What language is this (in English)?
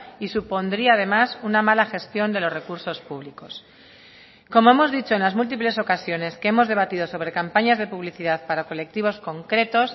Spanish